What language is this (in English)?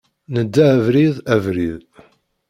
Kabyle